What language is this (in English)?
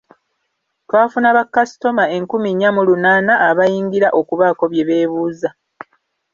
Ganda